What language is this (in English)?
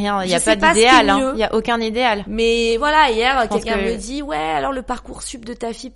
French